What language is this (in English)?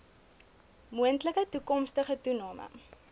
Afrikaans